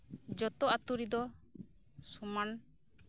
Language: Santali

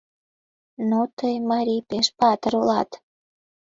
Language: Mari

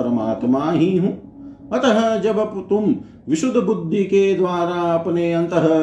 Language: Hindi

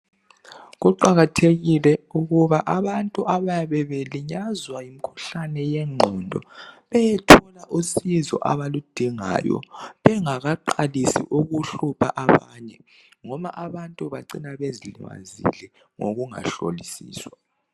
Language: North Ndebele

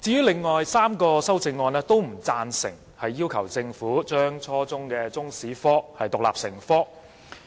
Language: Cantonese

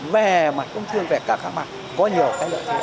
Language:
Vietnamese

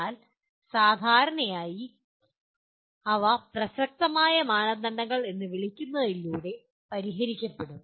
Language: Malayalam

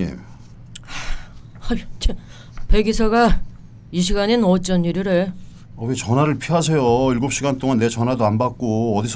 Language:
Korean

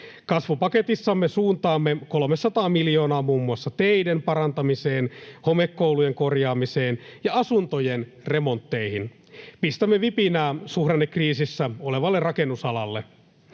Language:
Finnish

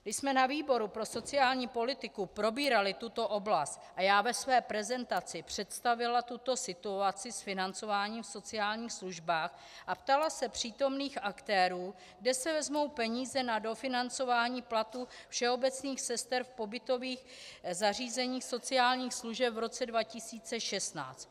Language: Czech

